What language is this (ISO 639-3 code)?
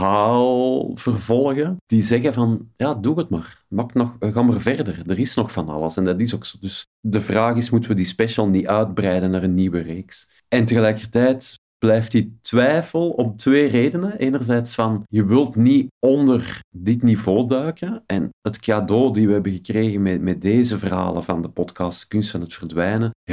nld